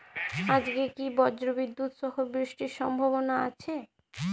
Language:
Bangla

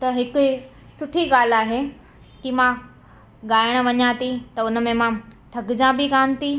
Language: Sindhi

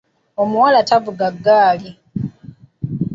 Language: Ganda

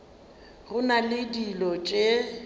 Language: Northern Sotho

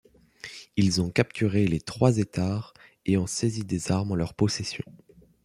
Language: French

